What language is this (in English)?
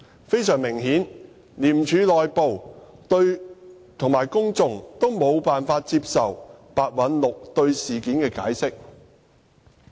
Cantonese